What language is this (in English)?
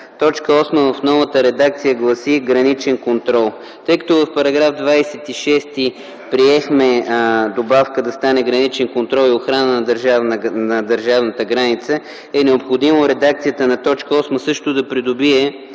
Bulgarian